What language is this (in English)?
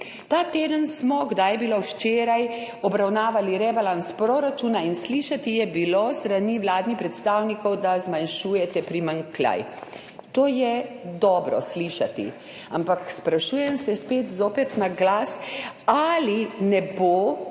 Slovenian